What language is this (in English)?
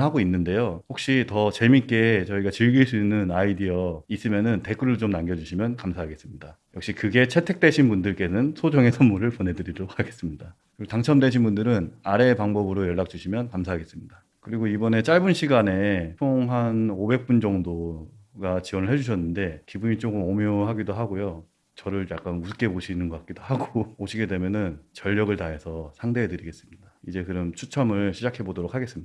Korean